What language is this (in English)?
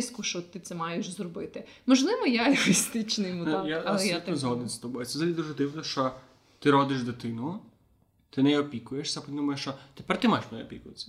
Ukrainian